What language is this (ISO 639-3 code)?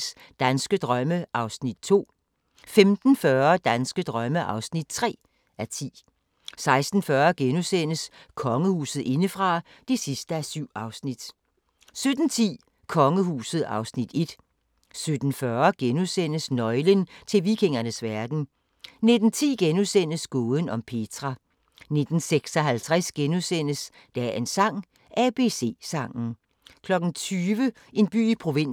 dan